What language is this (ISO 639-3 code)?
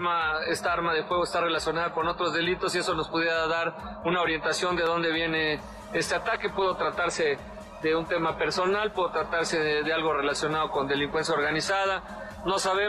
spa